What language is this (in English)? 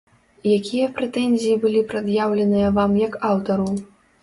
Belarusian